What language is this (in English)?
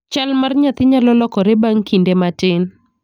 Luo (Kenya and Tanzania)